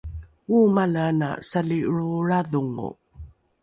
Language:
Rukai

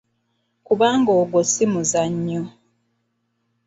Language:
Ganda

